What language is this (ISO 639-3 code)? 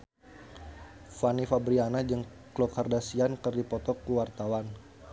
sun